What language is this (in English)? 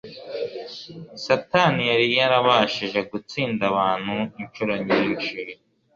Kinyarwanda